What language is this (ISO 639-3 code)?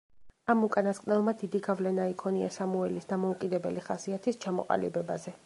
kat